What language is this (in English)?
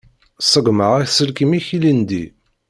Kabyle